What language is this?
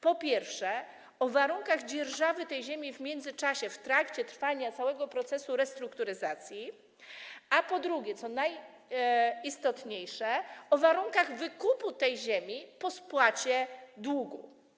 Polish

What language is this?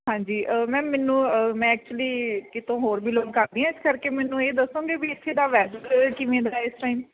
Punjabi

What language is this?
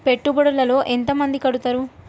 Telugu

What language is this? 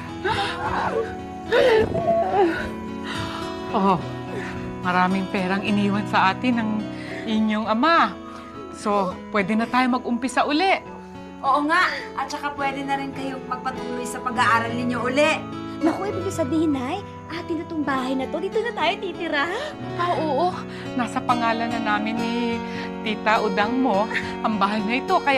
Filipino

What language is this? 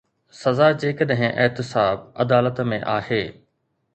Sindhi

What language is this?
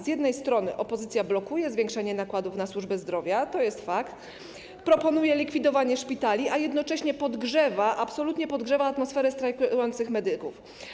Polish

